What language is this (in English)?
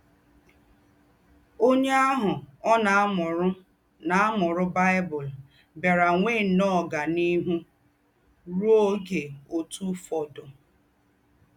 Igbo